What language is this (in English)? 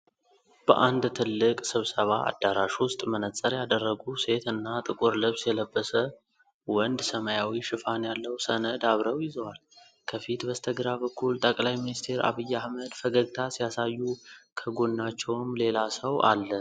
Amharic